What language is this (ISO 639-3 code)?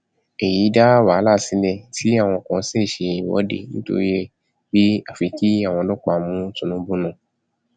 yor